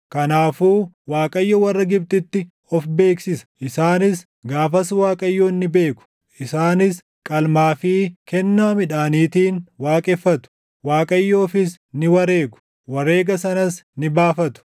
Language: Oromo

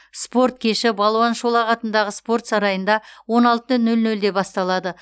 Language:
Kazakh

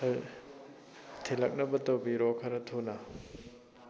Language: Manipuri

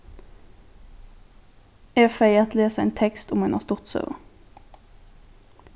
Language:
Faroese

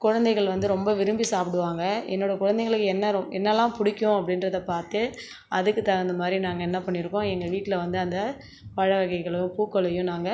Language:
Tamil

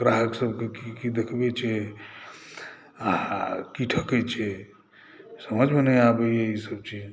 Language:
Maithili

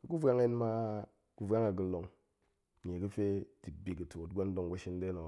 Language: Goemai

